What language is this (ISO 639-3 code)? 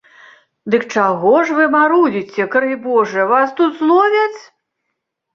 bel